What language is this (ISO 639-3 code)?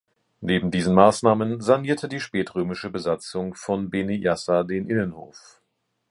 deu